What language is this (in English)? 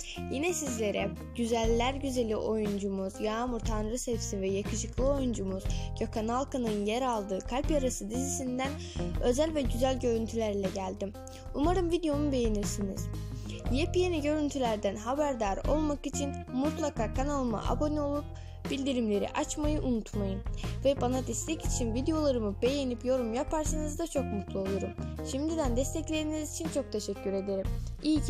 Turkish